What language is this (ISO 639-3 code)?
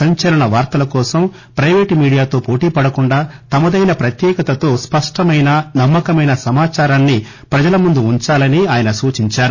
tel